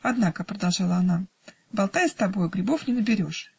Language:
Russian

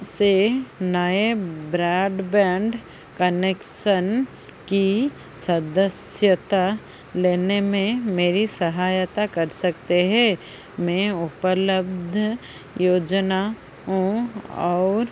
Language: Hindi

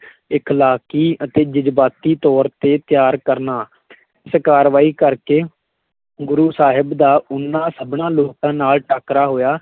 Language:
Punjabi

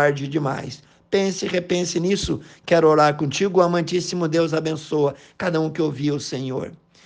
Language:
Portuguese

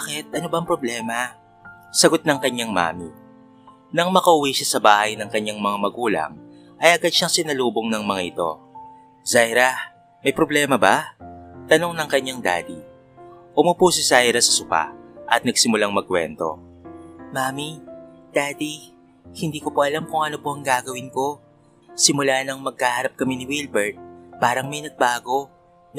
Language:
Filipino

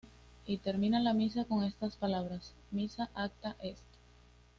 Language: Spanish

